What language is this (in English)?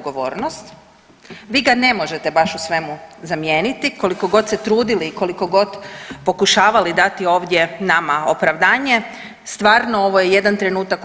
Croatian